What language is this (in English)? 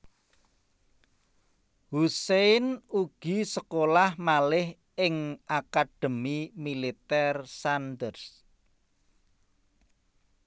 Javanese